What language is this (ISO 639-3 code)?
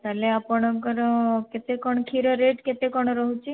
ori